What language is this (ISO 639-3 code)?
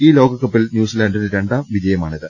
mal